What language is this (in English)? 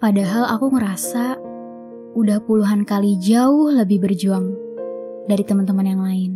Indonesian